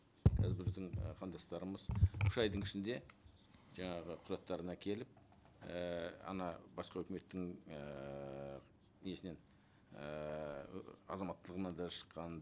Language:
Kazakh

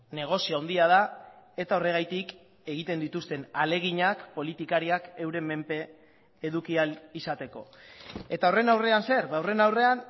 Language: Basque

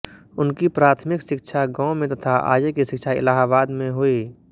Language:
Hindi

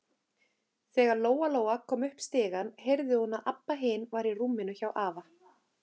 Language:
Icelandic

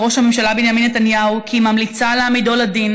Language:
Hebrew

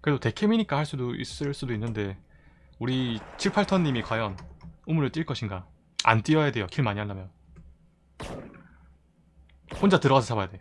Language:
Korean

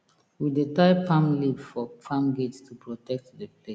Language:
Nigerian Pidgin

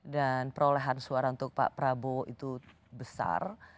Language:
Indonesian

